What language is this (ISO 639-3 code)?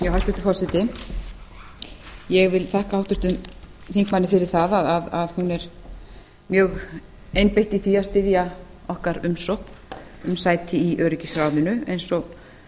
isl